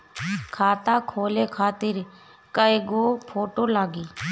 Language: Bhojpuri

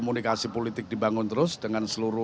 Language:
Indonesian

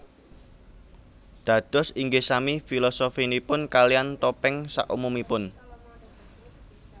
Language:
Javanese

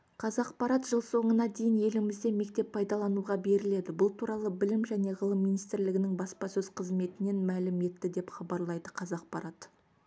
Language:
Kazakh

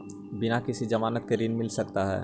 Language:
Magahi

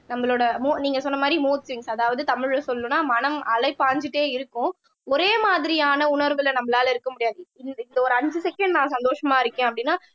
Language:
Tamil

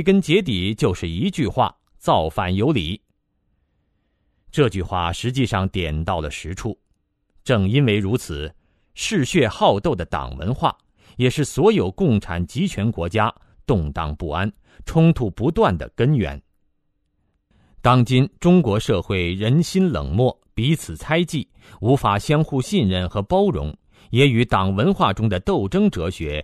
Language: Chinese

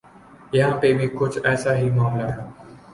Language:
Urdu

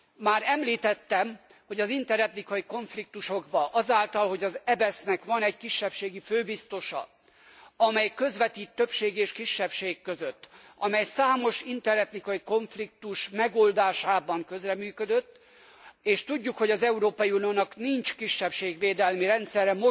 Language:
Hungarian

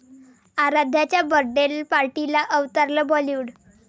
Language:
Marathi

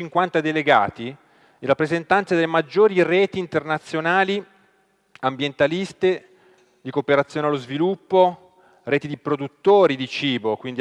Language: Italian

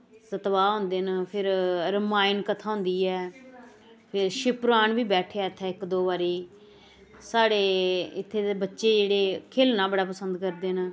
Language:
Dogri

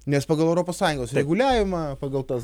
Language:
Lithuanian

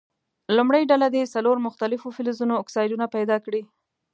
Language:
Pashto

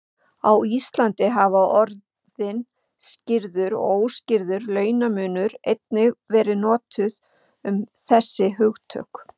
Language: Icelandic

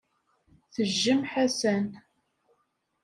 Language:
Kabyle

